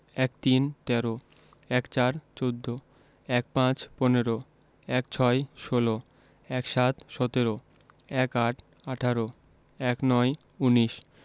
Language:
Bangla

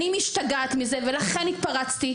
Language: Hebrew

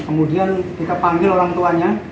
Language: Indonesian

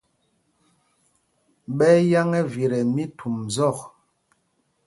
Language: Mpumpong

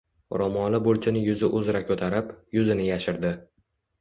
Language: Uzbek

